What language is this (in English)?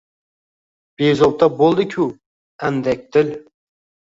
Uzbek